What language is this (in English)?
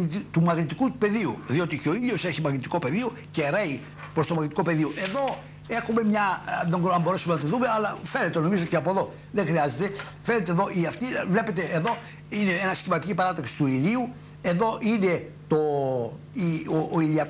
Greek